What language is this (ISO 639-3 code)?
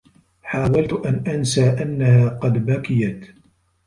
ara